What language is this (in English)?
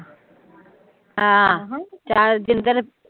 Punjabi